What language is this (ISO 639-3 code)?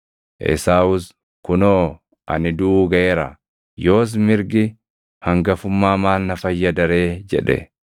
orm